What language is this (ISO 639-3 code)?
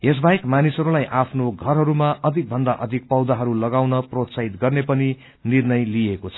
nep